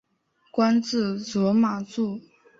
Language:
Chinese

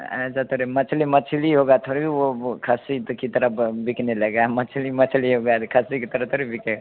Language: Hindi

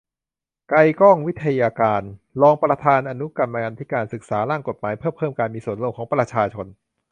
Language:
Thai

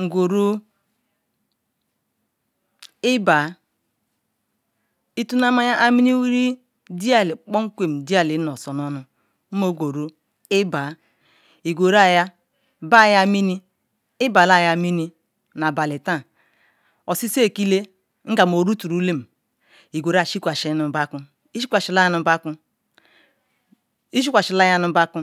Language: Ikwere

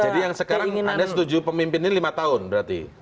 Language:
Indonesian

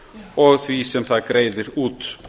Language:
Icelandic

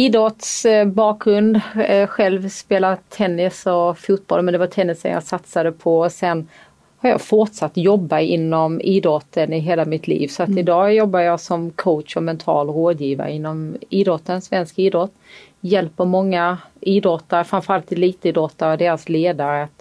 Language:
Swedish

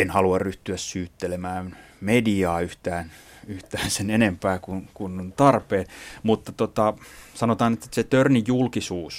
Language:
Finnish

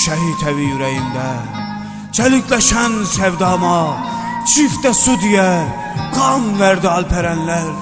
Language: Turkish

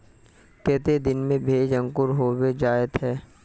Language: Magahi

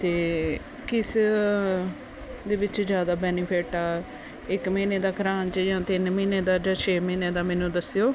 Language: Punjabi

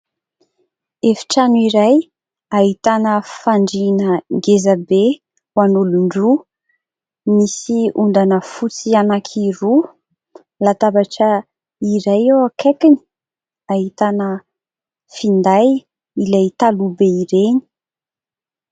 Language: Malagasy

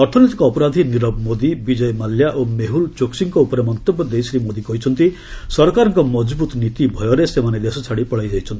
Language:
Odia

